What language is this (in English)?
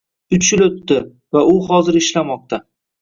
Uzbek